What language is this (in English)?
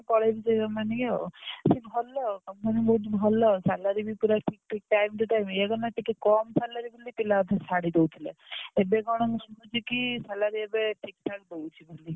Odia